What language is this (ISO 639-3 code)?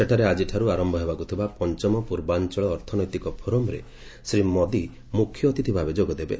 ori